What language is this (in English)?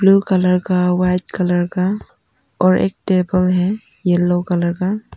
Hindi